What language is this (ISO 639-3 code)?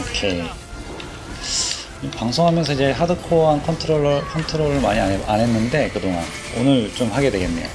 kor